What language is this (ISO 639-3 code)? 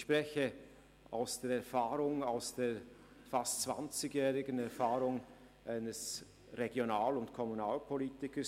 gsw